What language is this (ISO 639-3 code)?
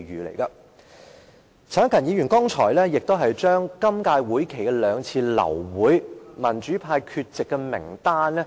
yue